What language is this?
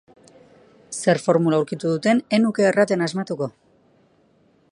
Basque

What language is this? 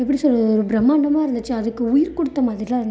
Tamil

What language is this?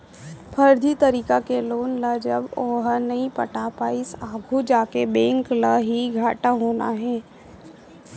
Chhattisgarhi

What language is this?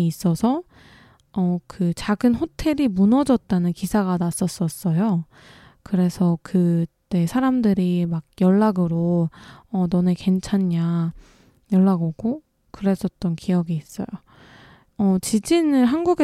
Korean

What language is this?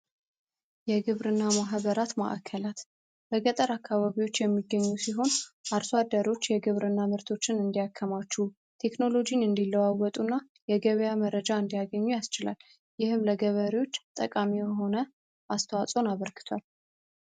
Amharic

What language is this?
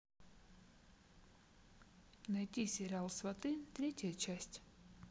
Russian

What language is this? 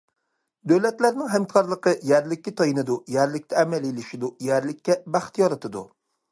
Uyghur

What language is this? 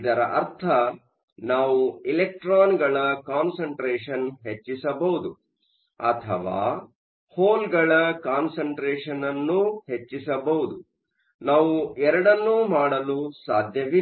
Kannada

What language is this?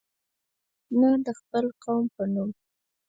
Pashto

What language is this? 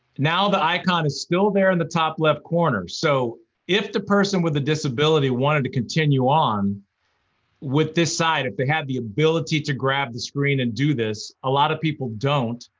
English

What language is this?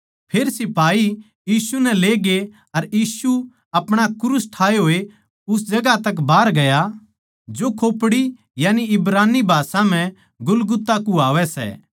Haryanvi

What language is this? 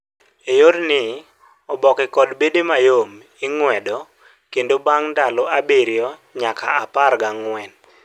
Luo (Kenya and Tanzania)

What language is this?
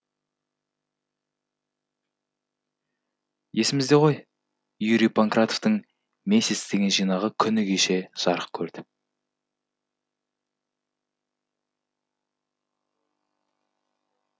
Kazakh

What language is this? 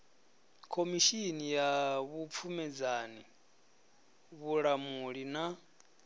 Venda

